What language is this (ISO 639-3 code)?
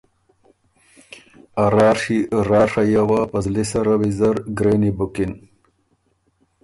oru